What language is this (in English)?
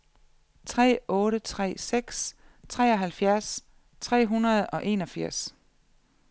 Danish